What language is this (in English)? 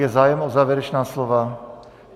Czech